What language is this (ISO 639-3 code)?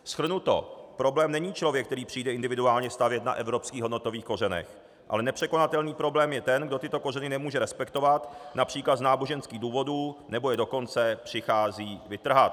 ces